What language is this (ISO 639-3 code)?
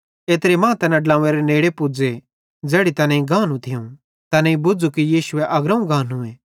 bhd